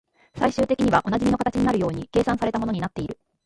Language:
Japanese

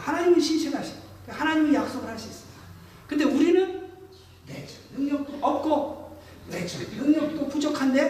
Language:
Korean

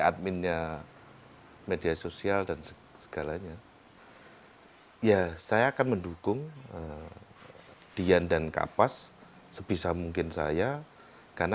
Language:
Indonesian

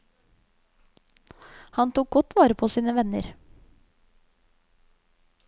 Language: Norwegian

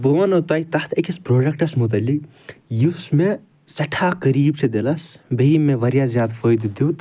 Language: Kashmiri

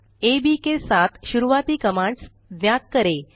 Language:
Hindi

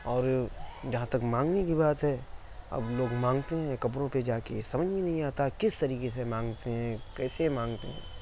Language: Urdu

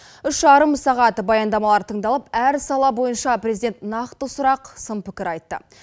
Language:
Kazakh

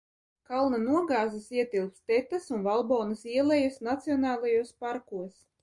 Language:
Latvian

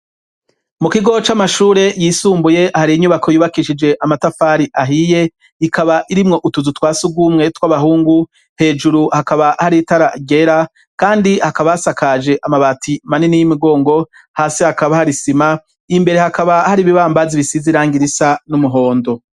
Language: Rundi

